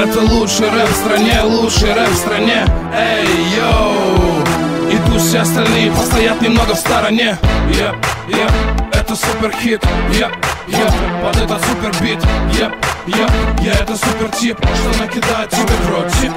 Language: Russian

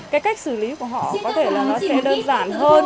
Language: Vietnamese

